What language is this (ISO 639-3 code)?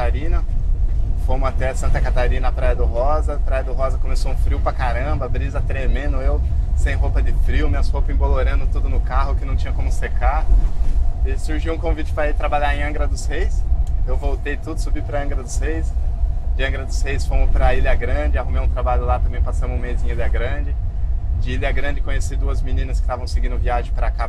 por